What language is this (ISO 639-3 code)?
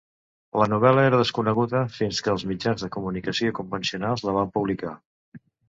cat